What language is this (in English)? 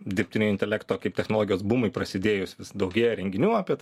Lithuanian